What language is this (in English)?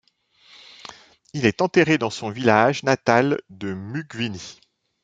French